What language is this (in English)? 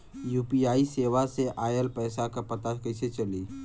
Bhojpuri